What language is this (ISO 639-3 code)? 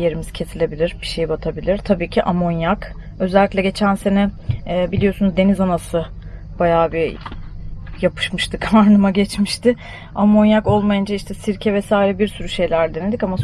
tur